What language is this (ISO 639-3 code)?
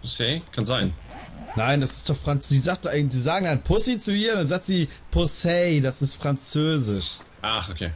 deu